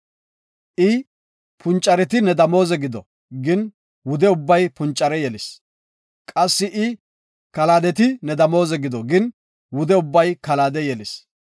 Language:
Gofa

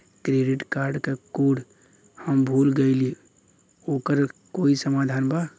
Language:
Bhojpuri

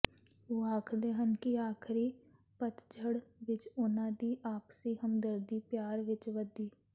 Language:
Punjabi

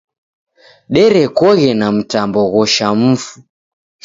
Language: Taita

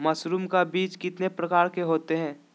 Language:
Magahi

